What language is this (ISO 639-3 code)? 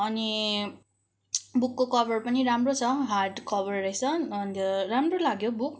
nep